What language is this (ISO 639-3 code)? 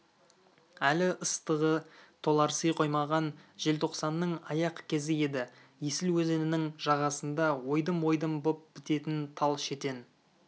kaz